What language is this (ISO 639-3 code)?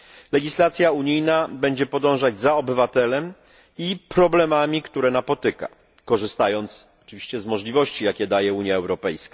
pol